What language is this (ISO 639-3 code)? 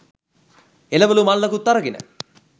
sin